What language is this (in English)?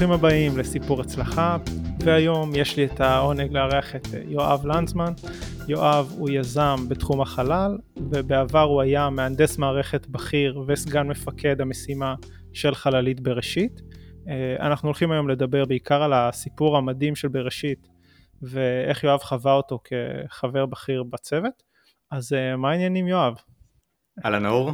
Hebrew